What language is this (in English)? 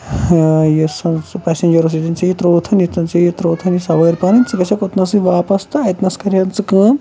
Kashmiri